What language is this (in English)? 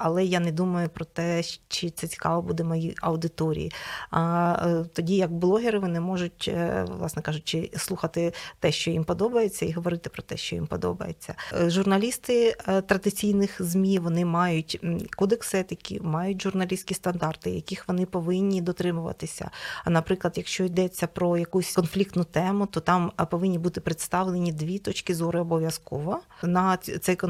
Ukrainian